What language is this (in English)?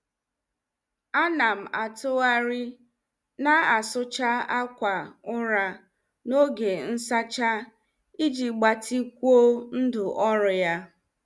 Igbo